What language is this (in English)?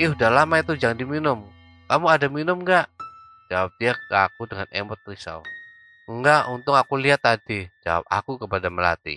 Indonesian